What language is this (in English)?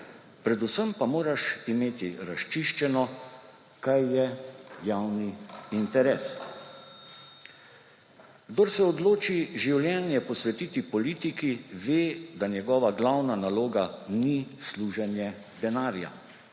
Slovenian